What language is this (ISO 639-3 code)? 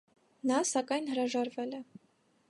hye